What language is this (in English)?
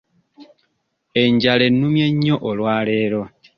Ganda